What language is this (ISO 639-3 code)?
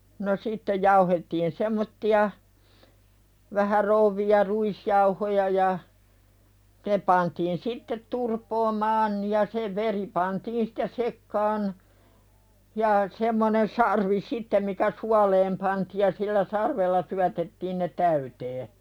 fin